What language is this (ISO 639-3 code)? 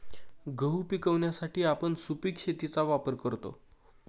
mar